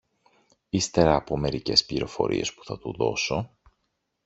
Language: Greek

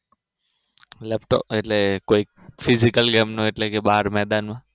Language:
Gujarati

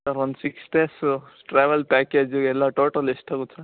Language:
Kannada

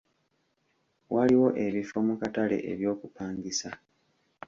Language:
Ganda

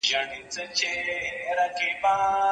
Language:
Pashto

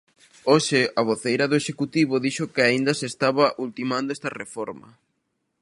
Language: Galician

